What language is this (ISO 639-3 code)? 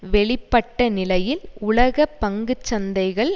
tam